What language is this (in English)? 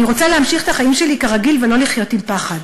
Hebrew